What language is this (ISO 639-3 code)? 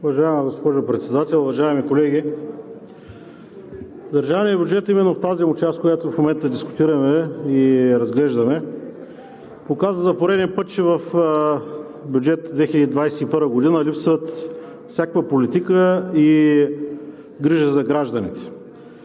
bul